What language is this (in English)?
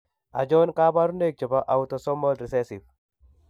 Kalenjin